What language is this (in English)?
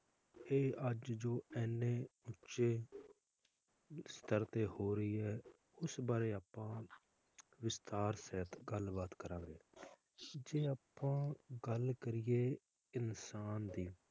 Punjabi